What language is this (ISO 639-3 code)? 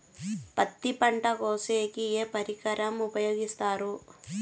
tel